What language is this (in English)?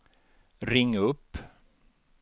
Swedish